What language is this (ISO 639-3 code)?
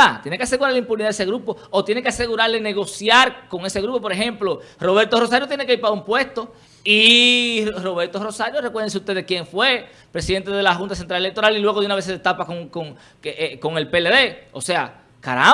spa